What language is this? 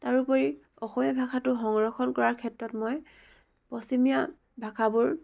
Assamese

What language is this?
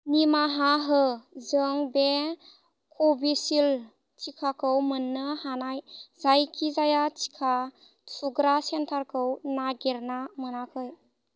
Bodo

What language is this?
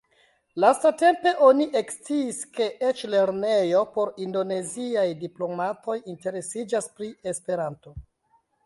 Esperanto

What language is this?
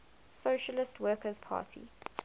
English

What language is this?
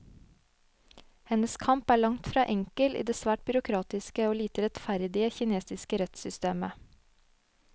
Norwegian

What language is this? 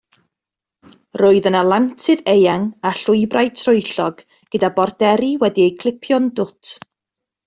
Welsh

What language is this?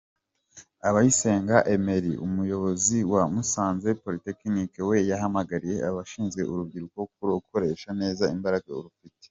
Kinyarwanda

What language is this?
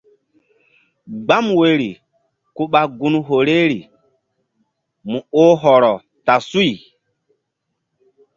Mbum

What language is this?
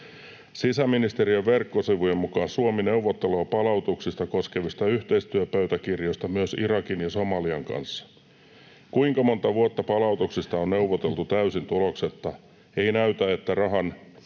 Finnish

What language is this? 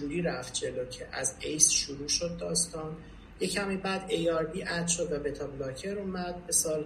Persian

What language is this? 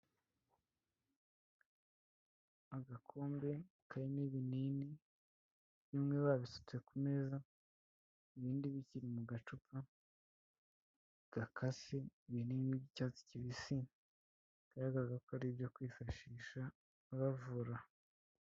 Kinyarwanda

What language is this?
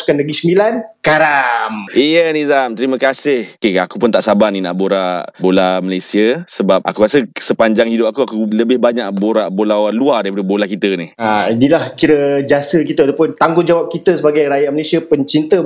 Malay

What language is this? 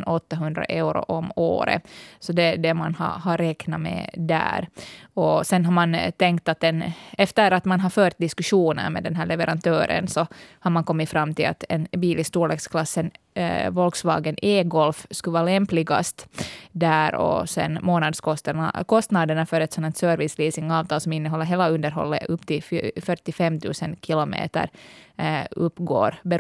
Swedish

